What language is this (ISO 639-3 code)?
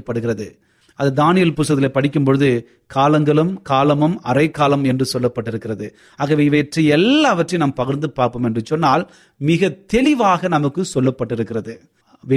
tam